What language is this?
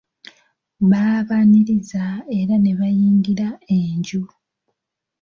Ganda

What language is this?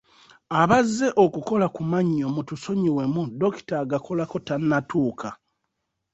Ganda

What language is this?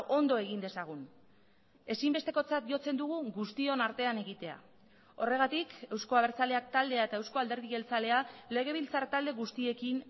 Basque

